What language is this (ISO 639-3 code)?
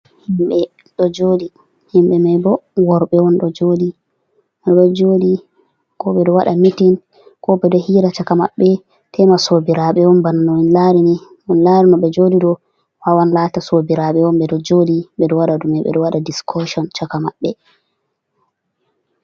ful